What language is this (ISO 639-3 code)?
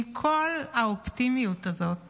heb